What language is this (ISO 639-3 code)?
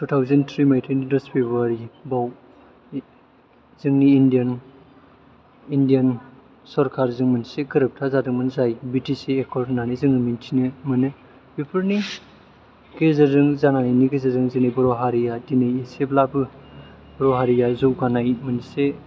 brx